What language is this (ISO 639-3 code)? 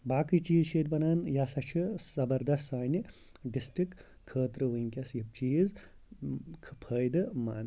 kas